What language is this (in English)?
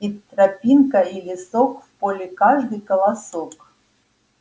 Russian